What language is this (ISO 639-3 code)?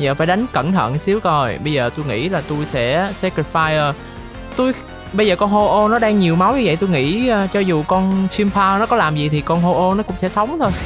vie